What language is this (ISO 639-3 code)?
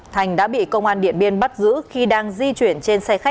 vie